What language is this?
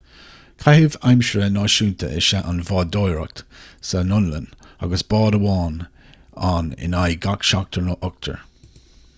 Irish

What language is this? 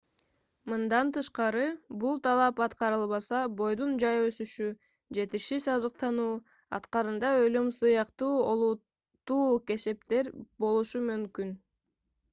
Kyrgyz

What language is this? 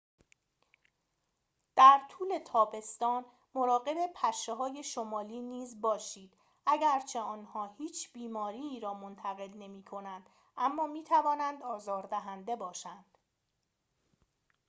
Persian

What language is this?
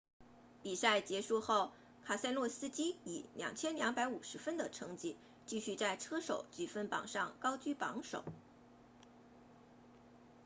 Chinese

